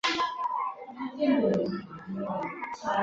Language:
Chinese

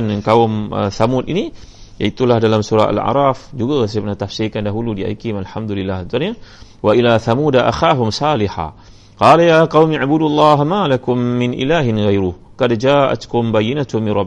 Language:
Malay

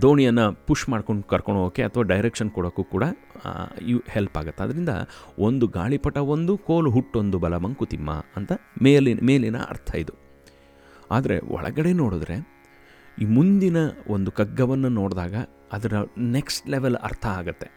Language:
Kannada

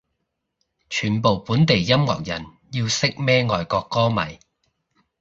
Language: Cantonese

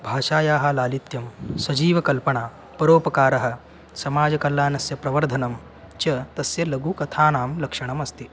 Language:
Sanskrit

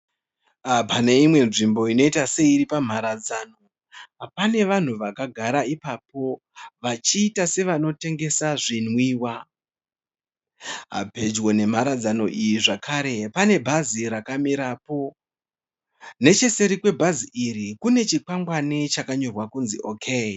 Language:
Shona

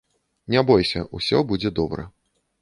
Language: Belarusian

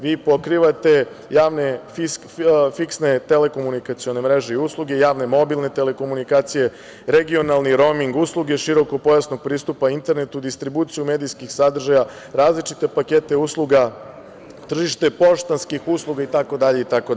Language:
Serbian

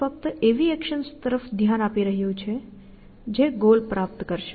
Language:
Gujarati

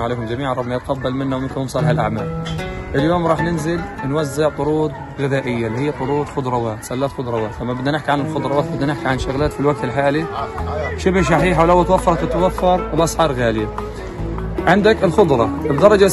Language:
Arabic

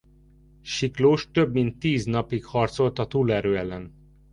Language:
Hungarian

